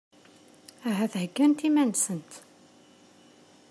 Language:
Kabyle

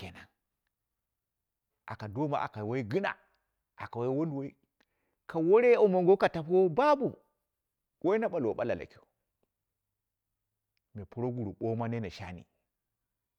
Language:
Dera (Nigeria)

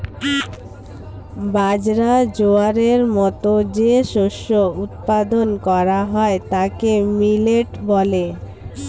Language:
Bangla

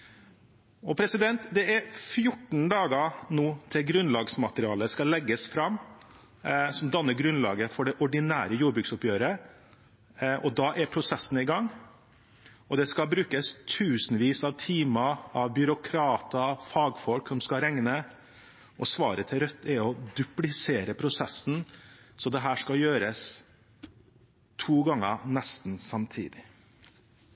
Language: Norwegian Bokmål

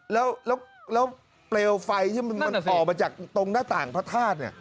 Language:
Thai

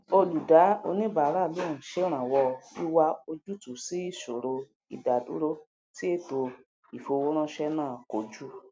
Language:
Yoruba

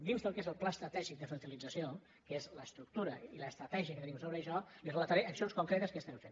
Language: Catalan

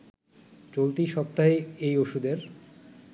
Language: Bangla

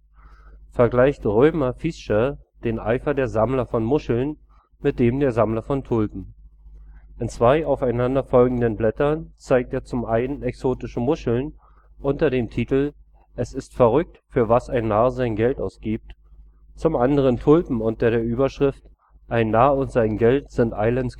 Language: German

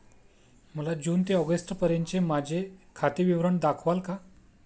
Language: Marathi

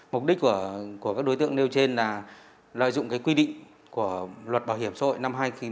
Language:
Vietnamese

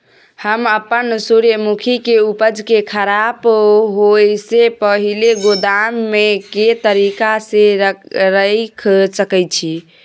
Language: Maithili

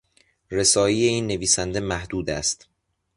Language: Persian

